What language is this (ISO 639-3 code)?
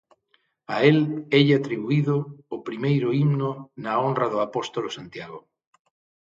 glg